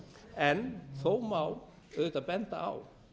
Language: Icelandic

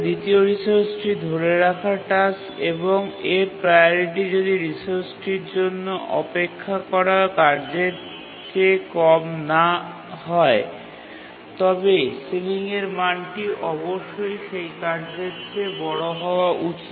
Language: Bangla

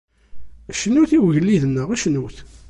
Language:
Kabyle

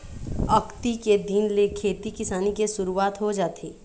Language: Chhattisgarhi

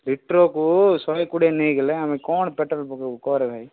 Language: Odia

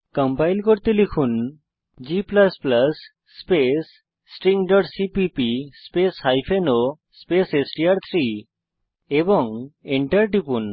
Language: Bangla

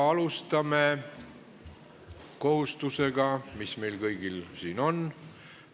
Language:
Estonian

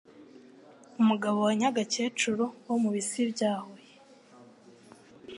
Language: Kinyarwanda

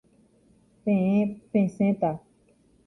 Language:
Guarani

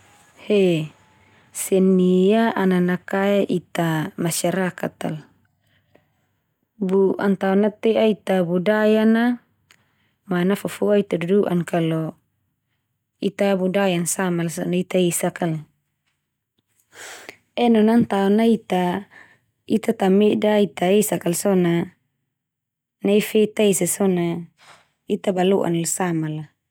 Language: Termanu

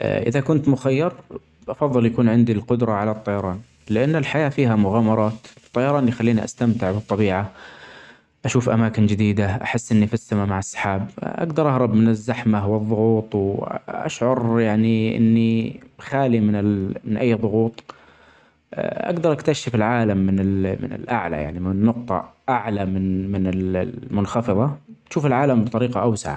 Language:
Omani Arabic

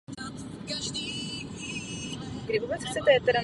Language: Czech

